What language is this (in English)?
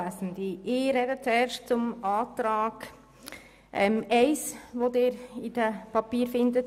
Swiss German